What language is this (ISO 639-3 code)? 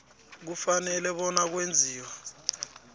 nbl